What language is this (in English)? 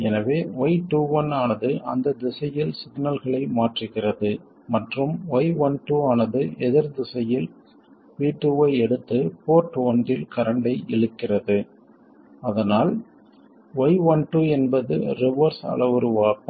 Tamil